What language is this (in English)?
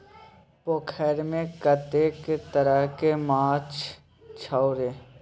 Maithili